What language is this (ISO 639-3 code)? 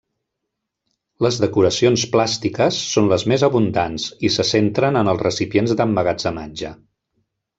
cat